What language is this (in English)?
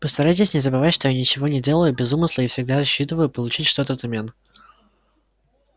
Russian